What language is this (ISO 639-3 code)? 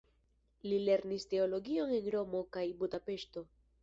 epo